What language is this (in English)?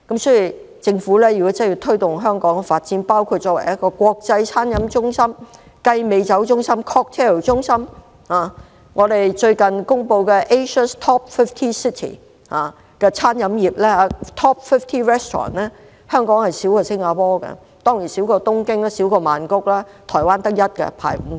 Cantonese